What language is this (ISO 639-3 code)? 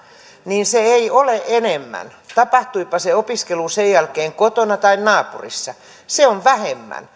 fin